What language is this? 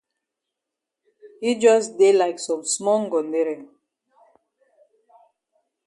Cameroon Pidgin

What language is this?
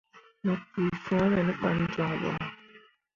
Mundang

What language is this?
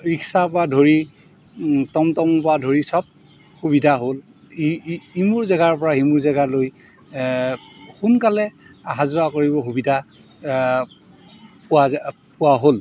Assamese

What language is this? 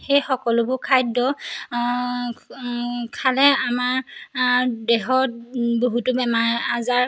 Assamese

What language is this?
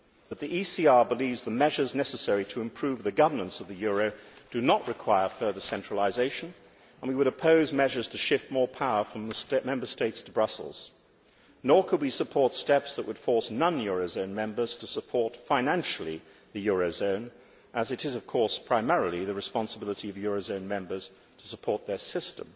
English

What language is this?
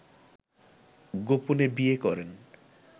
Bangla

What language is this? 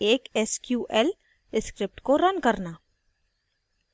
Hindi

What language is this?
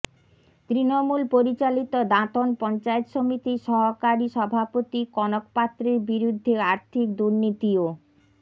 Bangla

